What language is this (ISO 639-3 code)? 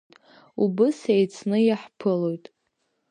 abk